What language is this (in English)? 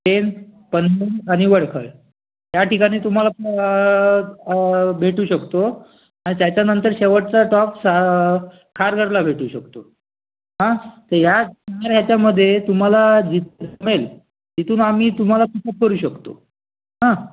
Marathi